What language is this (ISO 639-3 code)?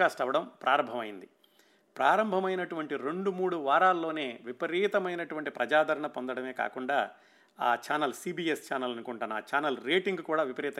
tel